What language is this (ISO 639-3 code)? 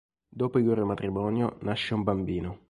ita